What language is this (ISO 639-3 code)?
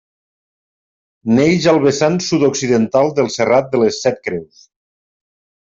cat